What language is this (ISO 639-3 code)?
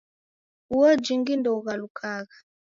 dav